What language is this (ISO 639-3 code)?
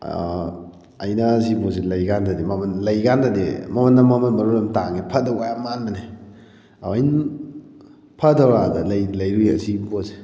mni